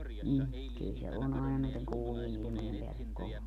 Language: Finnish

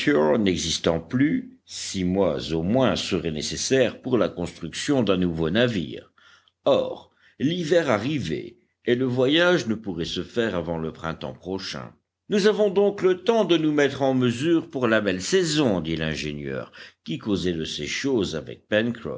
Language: French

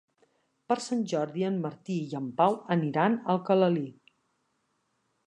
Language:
Catalan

